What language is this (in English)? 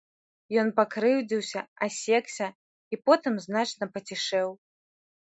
Belarusian